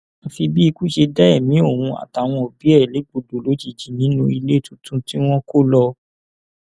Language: Yoruba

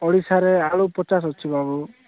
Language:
Odia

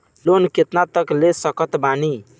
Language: Bhojpuri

